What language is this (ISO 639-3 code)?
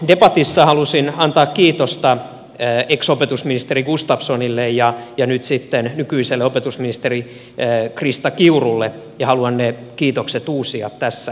fin